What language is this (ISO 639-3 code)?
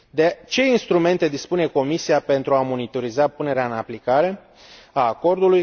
ron